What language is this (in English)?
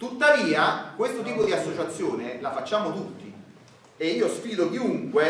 Italian